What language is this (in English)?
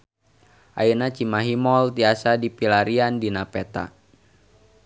Sundanese